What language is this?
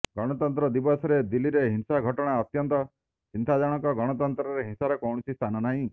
Odia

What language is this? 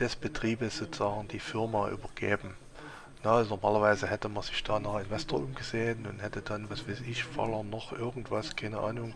German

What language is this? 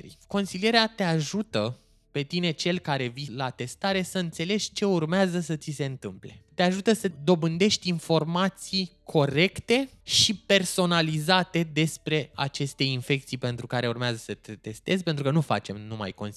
Romanian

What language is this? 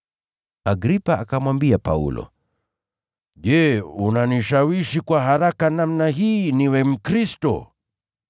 Swahili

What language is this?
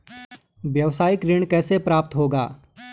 Hindi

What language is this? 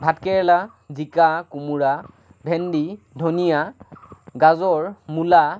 Assamese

